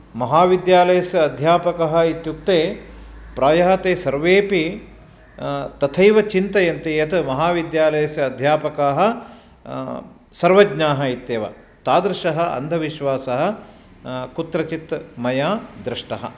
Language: Sanskrit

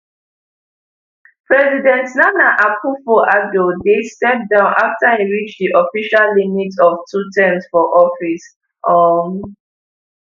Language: Nigerian Pidgin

